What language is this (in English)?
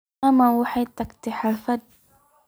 Somali